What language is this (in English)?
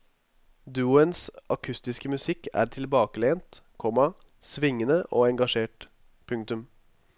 Norwegian